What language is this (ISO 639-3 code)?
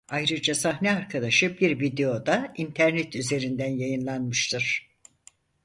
tur